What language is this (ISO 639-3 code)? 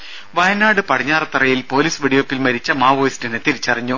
mal